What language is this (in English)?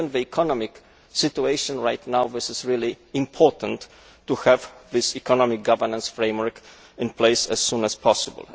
English